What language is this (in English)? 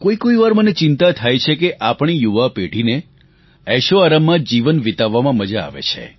Gujarati